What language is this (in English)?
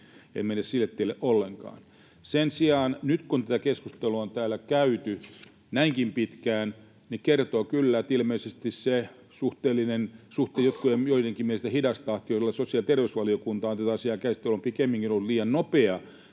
Finnish